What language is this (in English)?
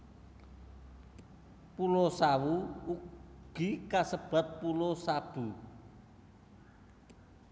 Javanese